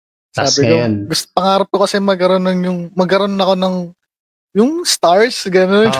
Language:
Filipino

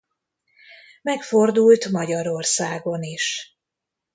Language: Hungarian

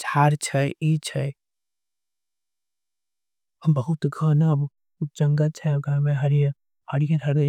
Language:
Angika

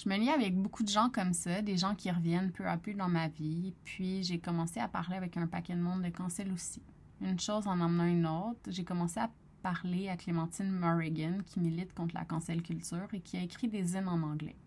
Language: French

